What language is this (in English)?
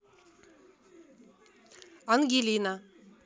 Russian